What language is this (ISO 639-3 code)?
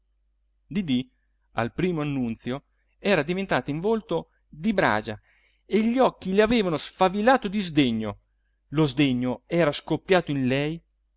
ita